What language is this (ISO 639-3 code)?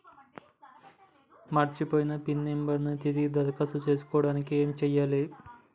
tel